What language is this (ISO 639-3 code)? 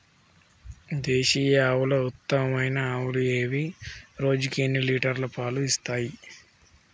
tel